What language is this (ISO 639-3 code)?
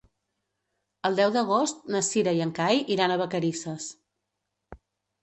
cat